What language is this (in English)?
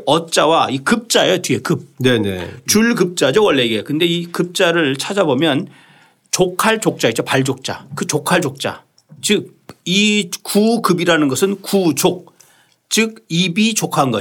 Korean